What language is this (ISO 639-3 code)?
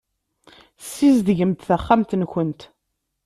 kab